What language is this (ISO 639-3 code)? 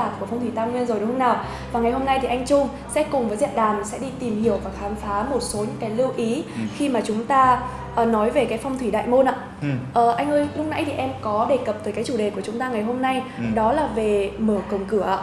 vie